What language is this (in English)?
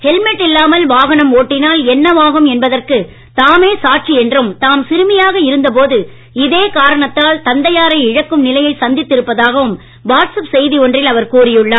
Tamil